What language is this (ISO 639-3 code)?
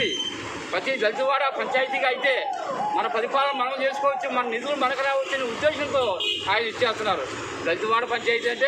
hin